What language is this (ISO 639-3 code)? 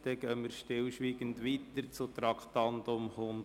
gsw